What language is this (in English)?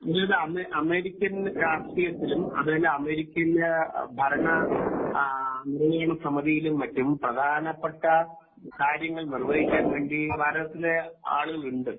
Malayalam